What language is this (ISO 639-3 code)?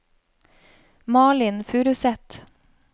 nor